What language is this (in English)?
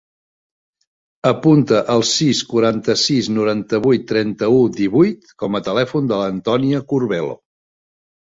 Catalan